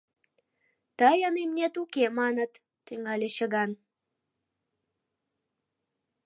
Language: Mari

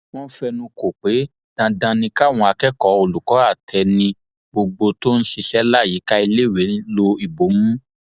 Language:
Yoruba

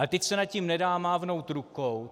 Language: Czech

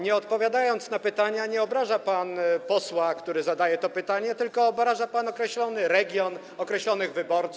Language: Polish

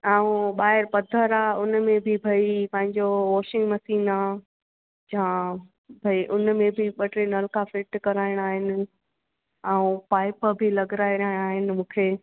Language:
Sindhi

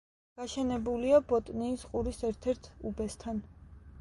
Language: Georgian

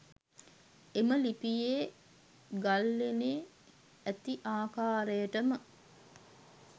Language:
Sinhala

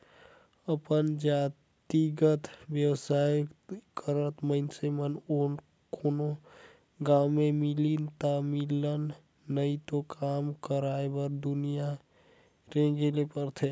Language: Chhattisgarhi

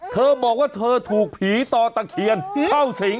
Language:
Thai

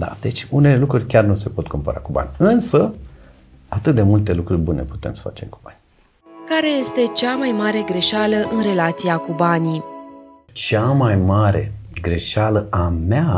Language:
Romanian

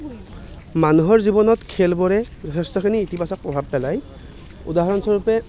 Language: Assamese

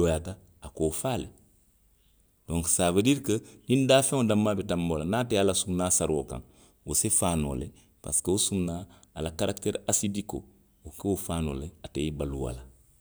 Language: Western Maninkakan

